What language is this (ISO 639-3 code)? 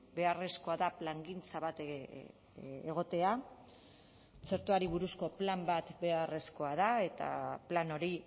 eus